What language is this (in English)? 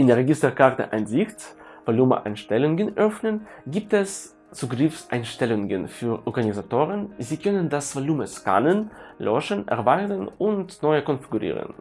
German